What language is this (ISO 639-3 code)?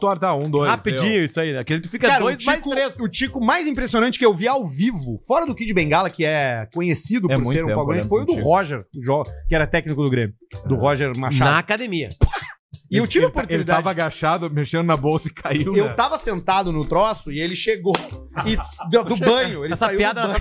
por